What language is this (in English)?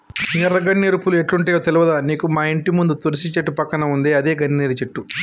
Telugu